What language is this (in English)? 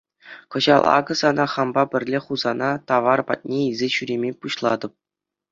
Chuvash